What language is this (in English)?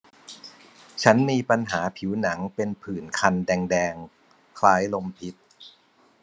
Thai